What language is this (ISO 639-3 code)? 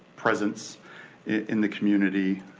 eng